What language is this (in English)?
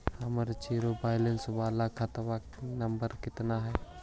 Magahi